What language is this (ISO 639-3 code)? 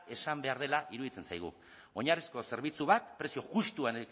eus